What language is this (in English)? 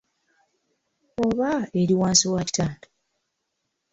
Ganda